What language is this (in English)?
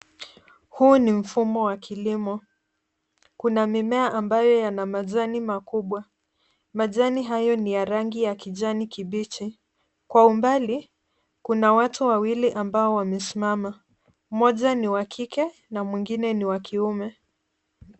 Swahili